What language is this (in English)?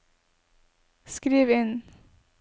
Norwegian